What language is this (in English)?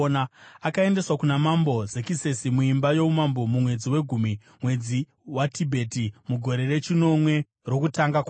Shona